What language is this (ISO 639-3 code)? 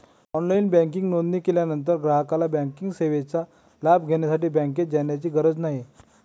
mar